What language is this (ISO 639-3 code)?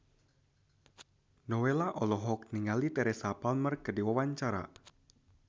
sun